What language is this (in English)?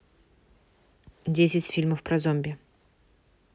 Russian